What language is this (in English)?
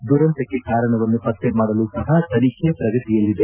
Kannada